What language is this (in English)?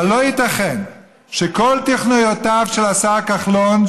Hebrew